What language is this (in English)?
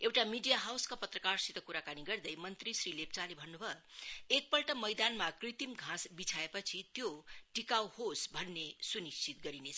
Nepali